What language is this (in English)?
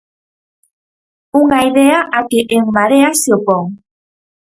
Galician